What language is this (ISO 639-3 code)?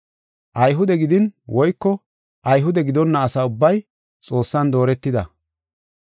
gof